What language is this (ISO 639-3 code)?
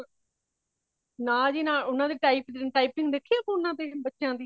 pan